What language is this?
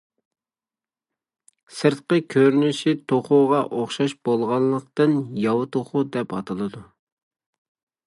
Uyghur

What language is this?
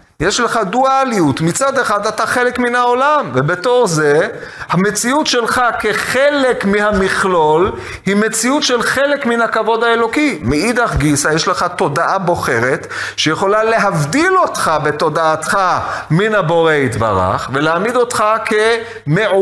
Hebrew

